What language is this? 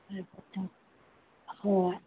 Manipuri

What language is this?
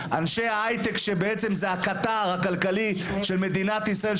Hebrew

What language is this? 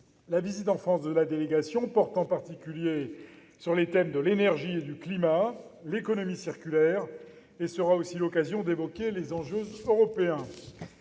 French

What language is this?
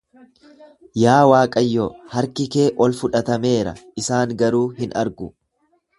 Oromo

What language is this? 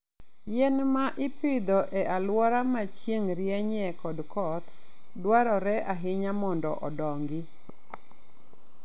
Luo (Kenya and Tanzania)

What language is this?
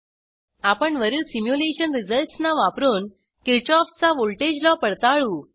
Marathi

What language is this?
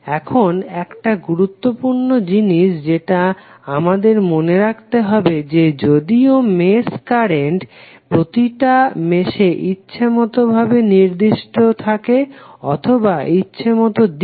Bangla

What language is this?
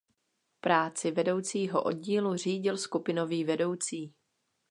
Czech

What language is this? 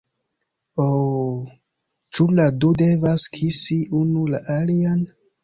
Esperanto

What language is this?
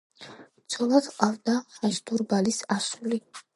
Georgian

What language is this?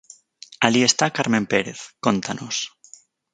Galician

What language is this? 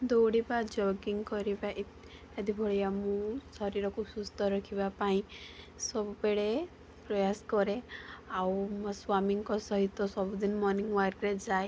Odia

